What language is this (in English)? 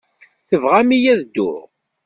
Kabyle